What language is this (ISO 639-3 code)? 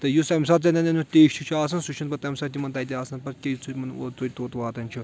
kas